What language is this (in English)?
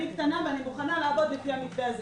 Hebrew